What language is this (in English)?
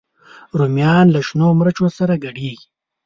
Pashto